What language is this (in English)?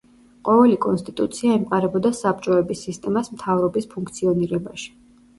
Georgian